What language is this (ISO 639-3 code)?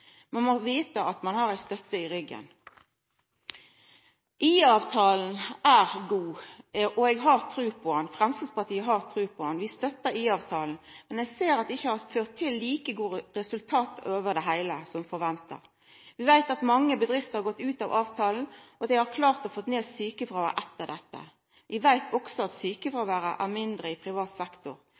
nno